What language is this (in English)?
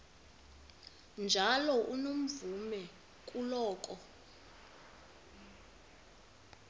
Xhosa